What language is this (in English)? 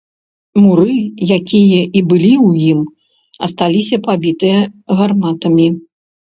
Belarusian